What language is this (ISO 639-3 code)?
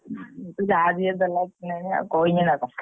ori